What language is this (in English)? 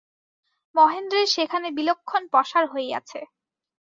Bangla